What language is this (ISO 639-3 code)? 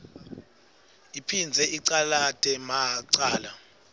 ssw